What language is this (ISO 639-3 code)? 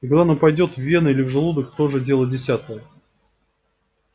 rus